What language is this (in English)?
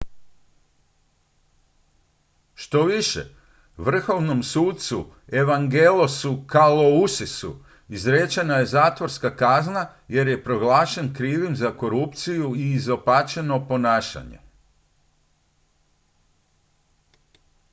Croatian